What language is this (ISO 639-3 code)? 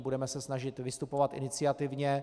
ces